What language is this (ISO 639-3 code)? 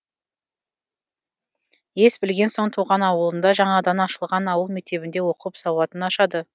kaz